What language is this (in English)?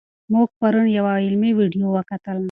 Pashto